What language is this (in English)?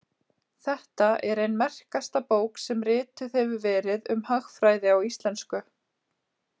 Icelandic